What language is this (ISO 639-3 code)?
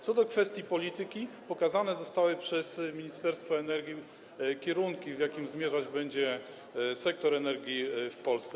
pol